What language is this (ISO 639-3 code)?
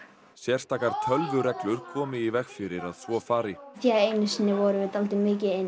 isl